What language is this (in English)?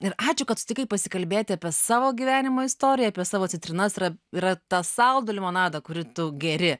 Lithuanian